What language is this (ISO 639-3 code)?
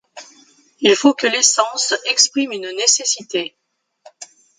fra